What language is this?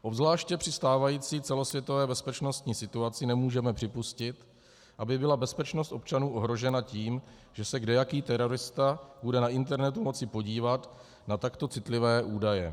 Czech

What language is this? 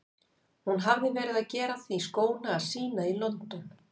Icelandic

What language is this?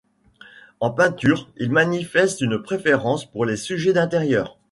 French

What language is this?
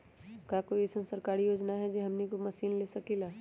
Magahi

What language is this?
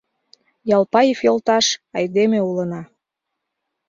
Mari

